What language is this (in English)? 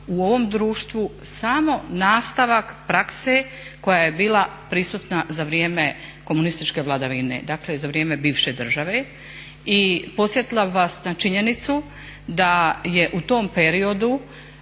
Croatian